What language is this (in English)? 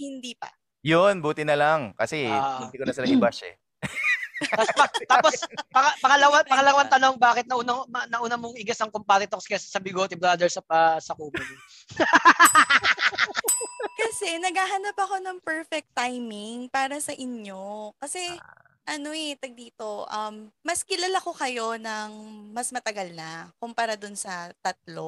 Filipino